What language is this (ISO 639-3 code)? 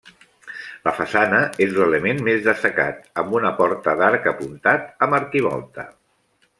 cat